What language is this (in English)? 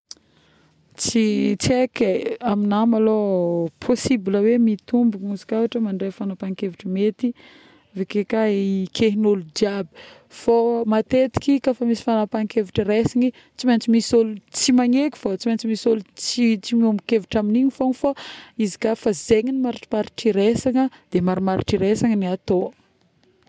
Northern Betsimisaraka Malagasy